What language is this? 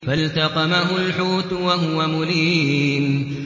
Arabic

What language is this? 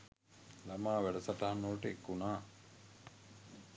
Sinhala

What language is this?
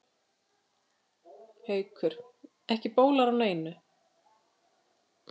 Icelandic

